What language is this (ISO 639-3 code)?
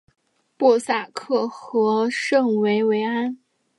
zho